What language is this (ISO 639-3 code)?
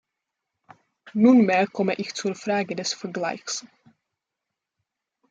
deu